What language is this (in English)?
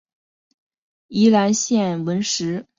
Chinese